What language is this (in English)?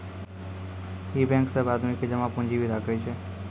Maithili